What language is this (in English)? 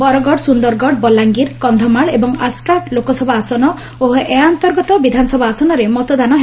Odia